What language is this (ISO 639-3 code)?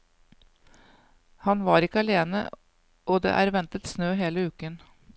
nor